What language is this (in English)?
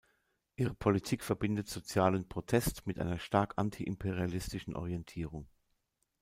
German